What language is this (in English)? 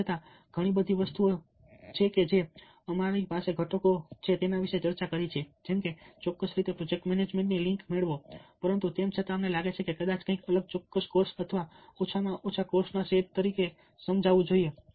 Gujarati